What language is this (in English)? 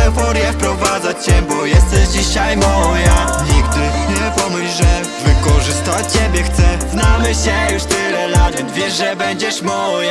Polish